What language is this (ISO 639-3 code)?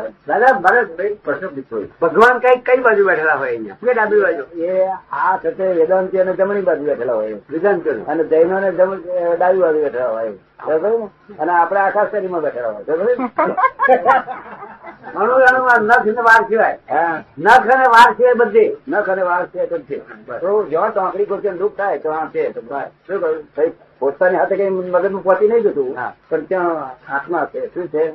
guj